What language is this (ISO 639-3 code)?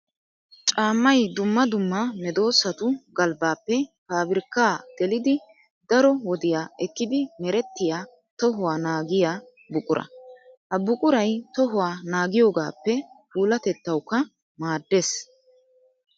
wal